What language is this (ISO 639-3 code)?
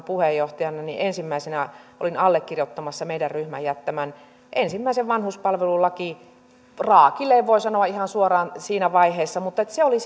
fin